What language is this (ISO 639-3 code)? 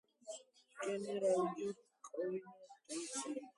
kat